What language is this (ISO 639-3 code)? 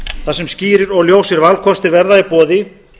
isl